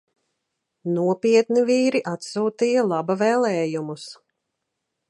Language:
Latvian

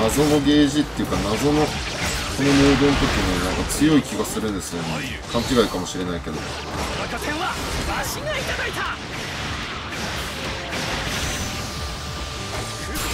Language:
Japanese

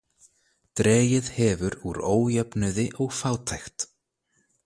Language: Icelandic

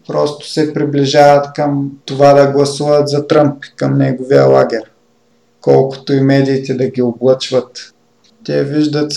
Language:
Bulgarian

